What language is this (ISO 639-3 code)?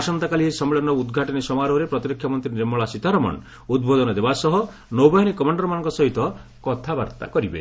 ori